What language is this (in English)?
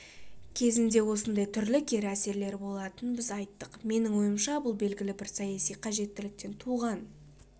Kazakh